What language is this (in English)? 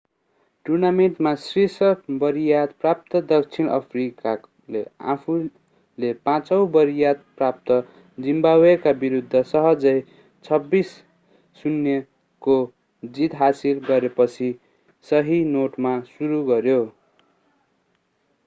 Nepali